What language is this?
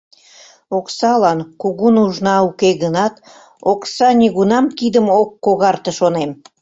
Mari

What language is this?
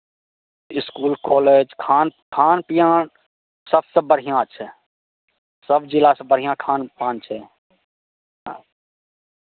Maithili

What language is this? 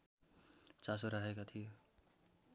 Nepali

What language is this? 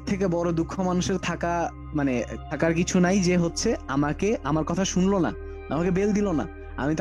Bangla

